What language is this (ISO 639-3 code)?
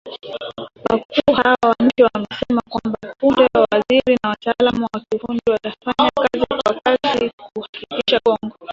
swa